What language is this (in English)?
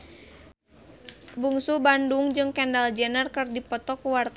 Sundanese